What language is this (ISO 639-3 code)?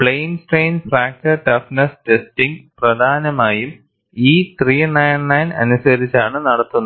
mal